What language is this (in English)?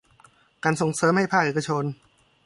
Thai